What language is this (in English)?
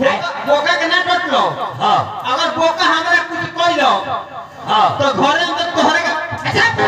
Hindi